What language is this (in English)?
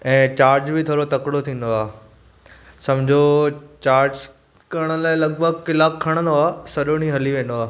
Sindhi